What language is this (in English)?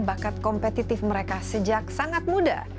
Indonesian